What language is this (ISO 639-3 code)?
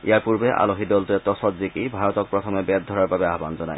asm